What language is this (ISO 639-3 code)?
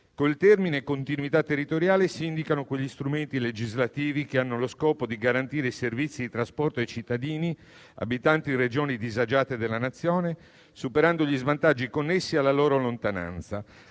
ita